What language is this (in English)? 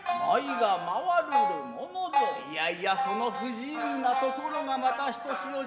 Japanese